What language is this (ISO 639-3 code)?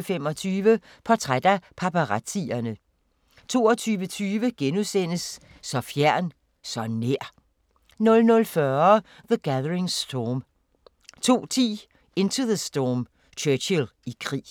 dan